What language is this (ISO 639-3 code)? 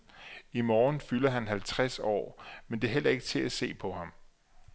dan